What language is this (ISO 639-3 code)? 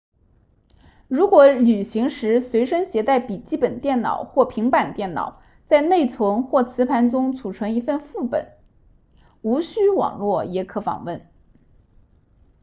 zho